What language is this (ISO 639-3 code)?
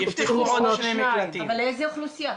heb